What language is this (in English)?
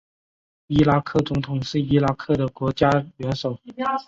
Chinese